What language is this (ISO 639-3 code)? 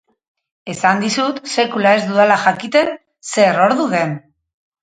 eus